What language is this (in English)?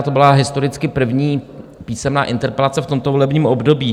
Czech